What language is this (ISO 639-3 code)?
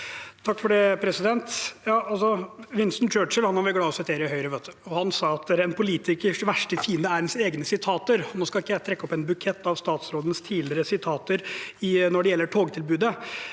nor